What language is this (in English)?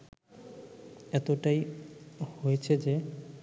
Bangla